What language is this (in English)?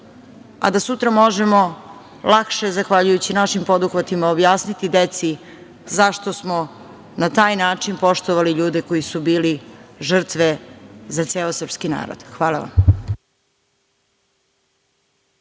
Serbian